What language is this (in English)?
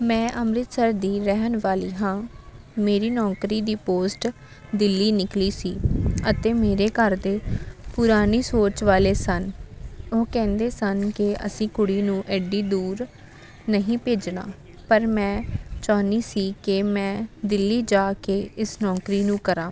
Punjabi